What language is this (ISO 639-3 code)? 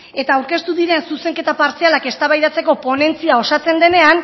eus